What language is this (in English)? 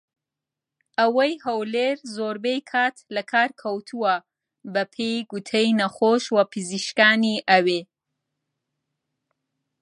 Central Kurdish